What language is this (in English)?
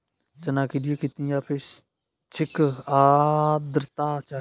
Hindi